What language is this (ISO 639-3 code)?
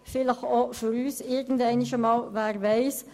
gsw